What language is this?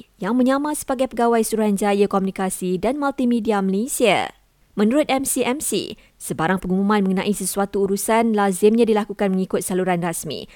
Malay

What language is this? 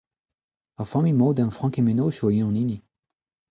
Breton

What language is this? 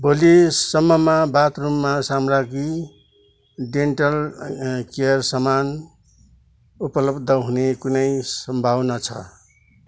Nepali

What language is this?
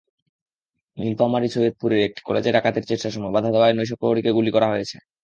Bangla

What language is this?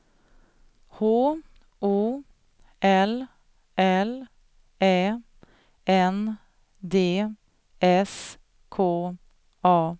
Swedish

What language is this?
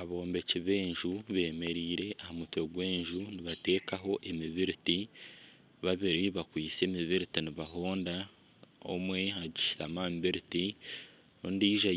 Nyankole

